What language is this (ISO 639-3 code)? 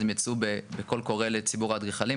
heb